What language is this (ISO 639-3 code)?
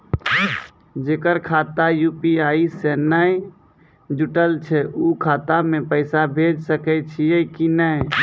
mai